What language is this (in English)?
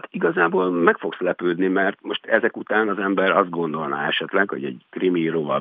Hungarian